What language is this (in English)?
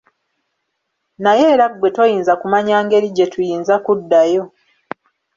Ganda